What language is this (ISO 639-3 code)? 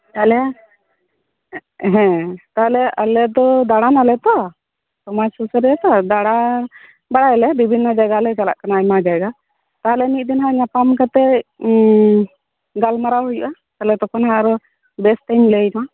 sat